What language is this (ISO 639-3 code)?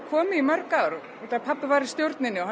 isl